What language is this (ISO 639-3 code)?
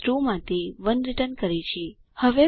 guj